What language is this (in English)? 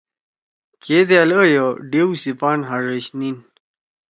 Torwali